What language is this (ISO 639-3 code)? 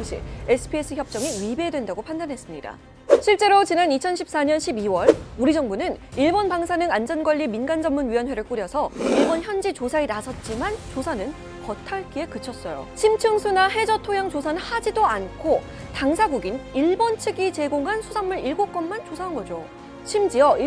kor